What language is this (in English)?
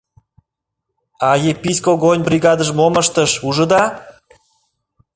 Mari